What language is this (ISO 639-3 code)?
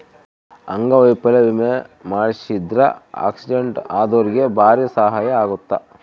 kan